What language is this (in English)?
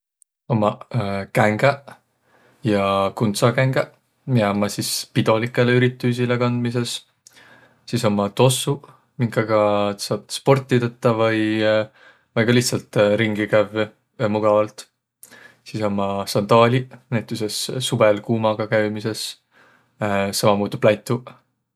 Võro